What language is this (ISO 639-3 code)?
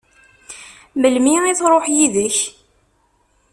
kab